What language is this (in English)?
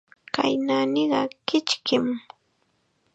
Chiquián Ancash Quechua